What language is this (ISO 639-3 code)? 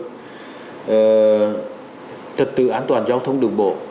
vie